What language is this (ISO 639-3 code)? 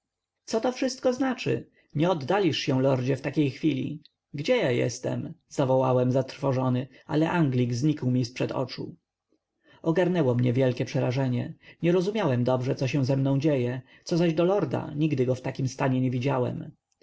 pol